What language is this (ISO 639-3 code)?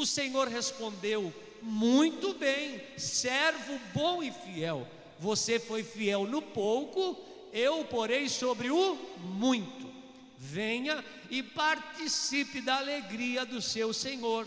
por